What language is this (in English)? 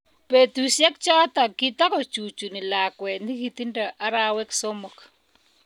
Kalenjin